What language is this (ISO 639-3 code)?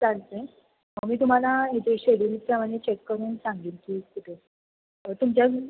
mar